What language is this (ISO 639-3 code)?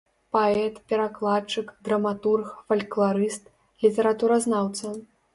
bel